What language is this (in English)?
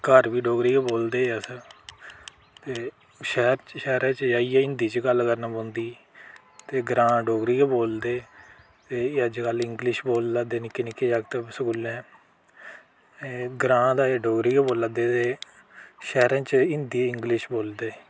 Dogri